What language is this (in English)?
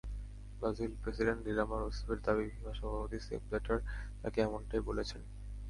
Bangla